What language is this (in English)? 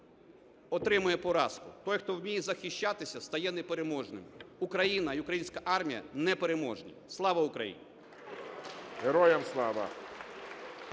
Ukrainian